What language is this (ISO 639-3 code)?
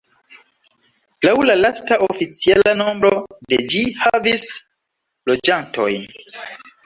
epo